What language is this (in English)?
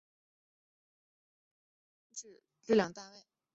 Chinese